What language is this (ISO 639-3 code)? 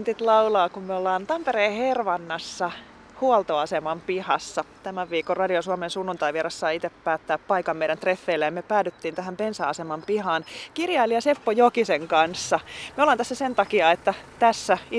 fin